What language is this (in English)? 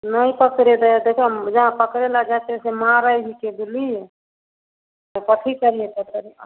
Maithili